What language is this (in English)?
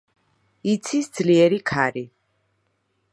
Georgian